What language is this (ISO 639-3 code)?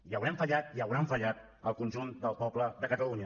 cat